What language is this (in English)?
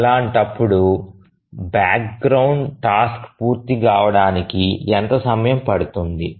Telugu